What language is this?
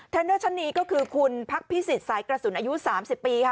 Thai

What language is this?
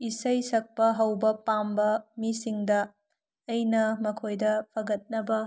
Manipuri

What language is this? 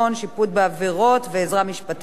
Hebrew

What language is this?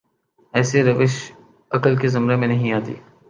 Urdu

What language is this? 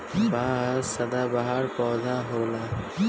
Bhojpuri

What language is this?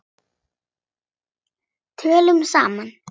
Icelandic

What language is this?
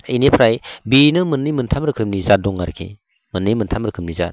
Bodo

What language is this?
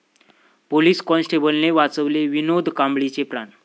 Marathi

